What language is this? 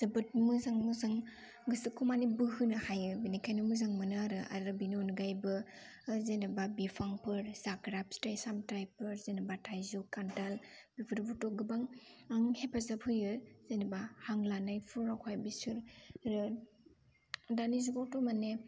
Bodo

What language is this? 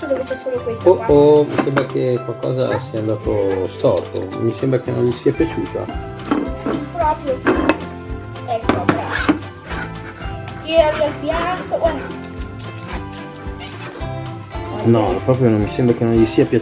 Italian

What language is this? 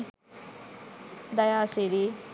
Sinhala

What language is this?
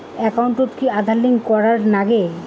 Bangla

